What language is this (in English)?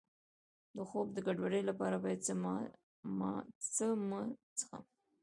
Pashto